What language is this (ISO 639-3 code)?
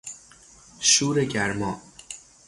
fas